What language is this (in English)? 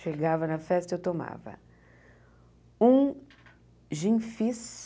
Portuguese